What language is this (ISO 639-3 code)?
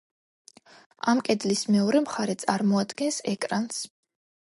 kat